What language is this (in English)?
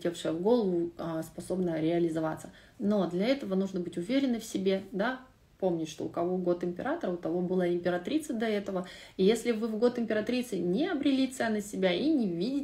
Russian